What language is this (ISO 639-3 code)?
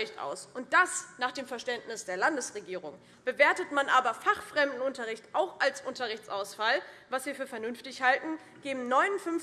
deu